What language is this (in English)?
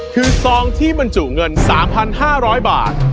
Thai